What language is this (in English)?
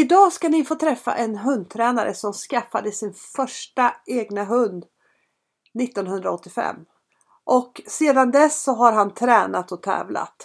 Swedish